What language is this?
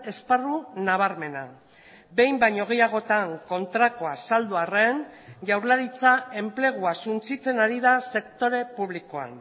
Basque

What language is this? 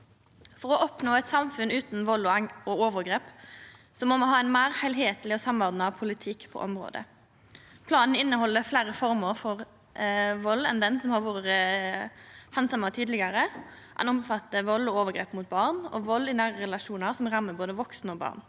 Norwegian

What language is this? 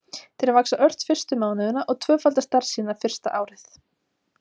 Icelandic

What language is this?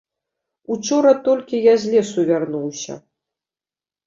Belarusian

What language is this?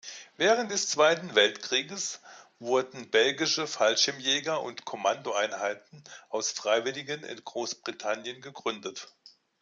German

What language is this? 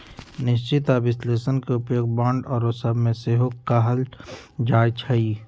Magahi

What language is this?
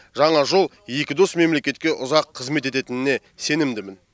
Kazakh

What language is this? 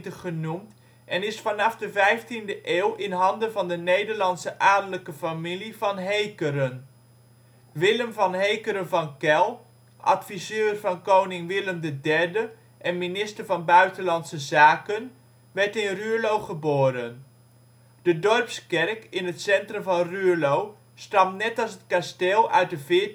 Dutch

